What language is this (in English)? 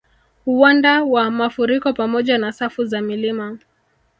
Swahili